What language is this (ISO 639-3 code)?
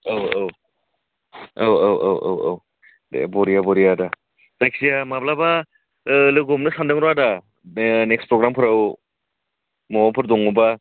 brx